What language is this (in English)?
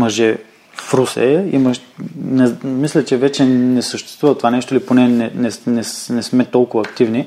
Bulgarian